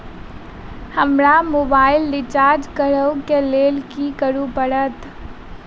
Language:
Maithili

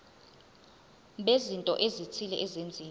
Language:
Zulu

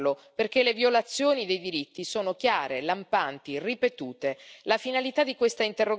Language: Italian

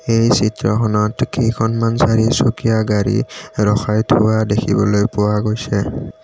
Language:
Assamese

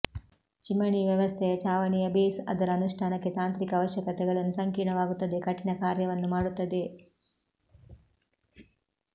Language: Kannada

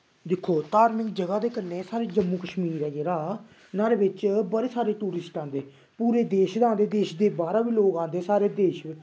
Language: Dogri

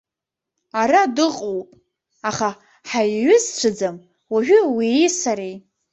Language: Abkhazian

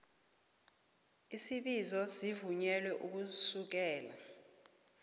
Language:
South Ndebele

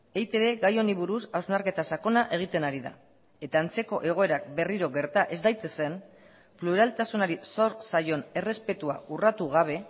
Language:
Basque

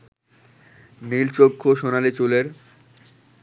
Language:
Bangla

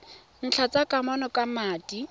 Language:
Tswana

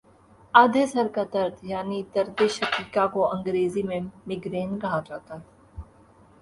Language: Urdu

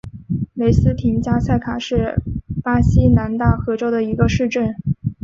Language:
Chinese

